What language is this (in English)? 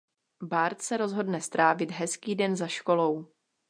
Czech